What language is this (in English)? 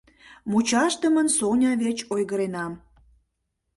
Mari